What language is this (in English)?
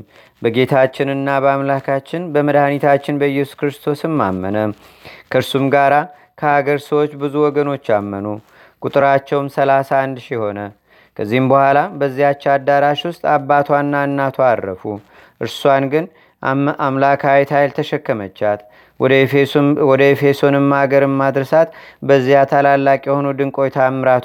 Amharic